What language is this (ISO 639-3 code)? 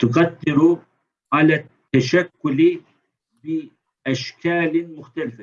tur